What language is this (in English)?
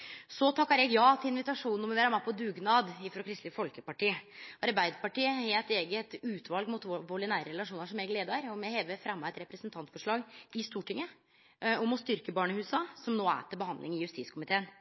Norwegian Nynorsk